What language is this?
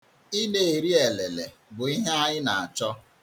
Igbo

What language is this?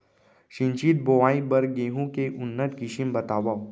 Chhattisgarhi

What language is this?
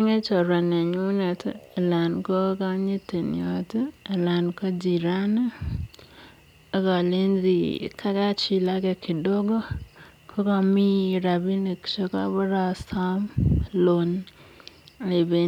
Kalenjin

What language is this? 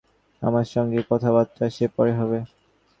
Bangla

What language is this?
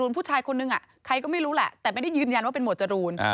Thai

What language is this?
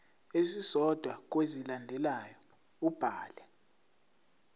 Zulu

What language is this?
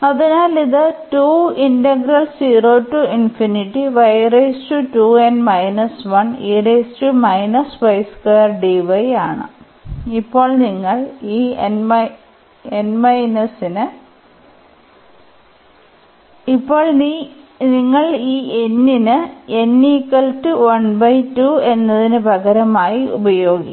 Malayalam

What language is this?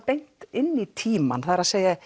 Icelandic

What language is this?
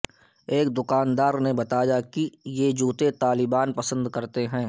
Urdu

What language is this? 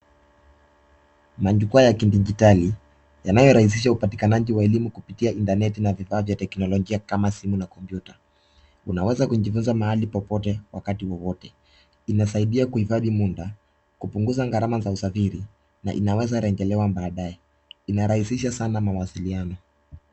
Swahili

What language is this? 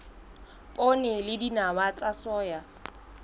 Southern Sotho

